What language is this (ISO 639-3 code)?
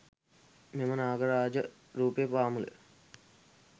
sin